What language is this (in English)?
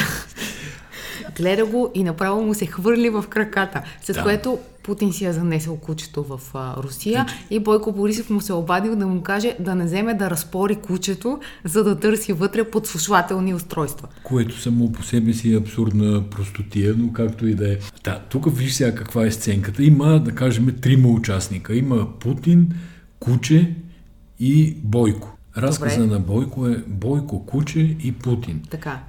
Bulgarian